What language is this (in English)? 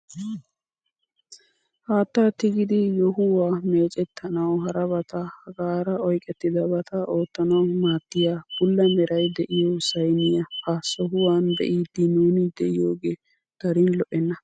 Wolaytta